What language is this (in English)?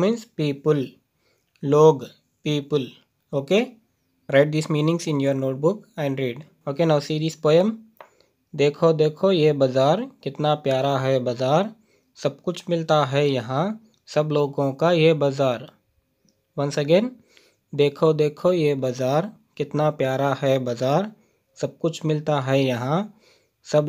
Hindi